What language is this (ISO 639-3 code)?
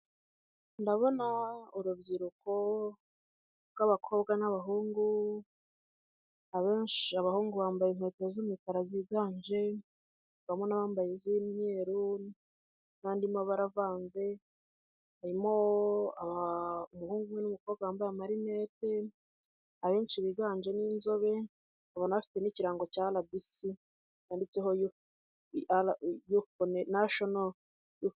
kin